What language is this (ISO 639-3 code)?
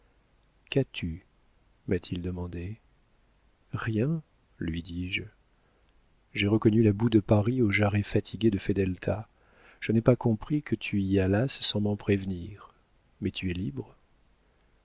fra